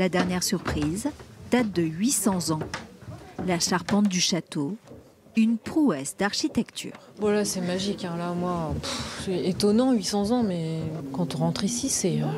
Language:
French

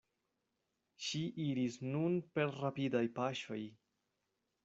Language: Esperanto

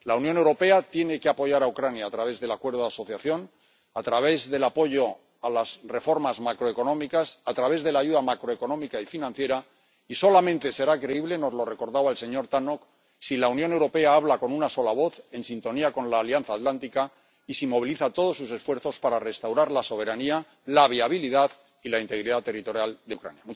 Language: Spanish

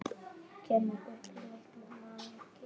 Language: Icelandic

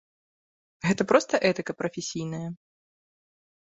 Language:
Belarusian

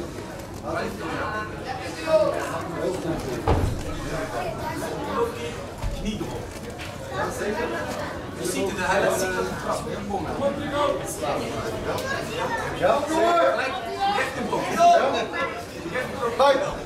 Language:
Dutch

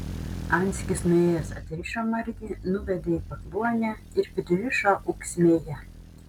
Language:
Lithuanian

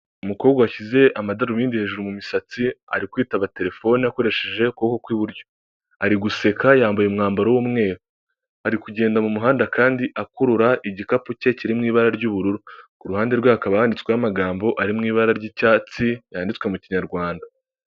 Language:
Kinyarwanda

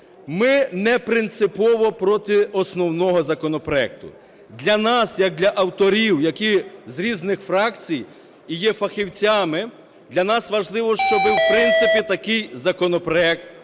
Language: Ukrainian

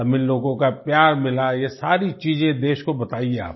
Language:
Hindi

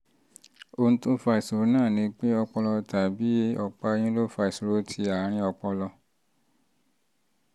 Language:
Yoruba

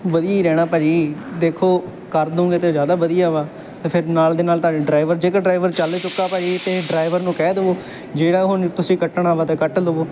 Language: Punjabi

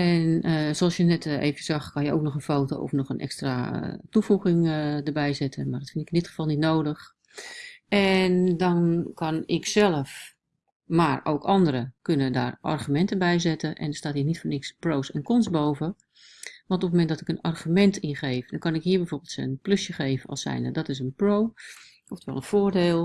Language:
Dutch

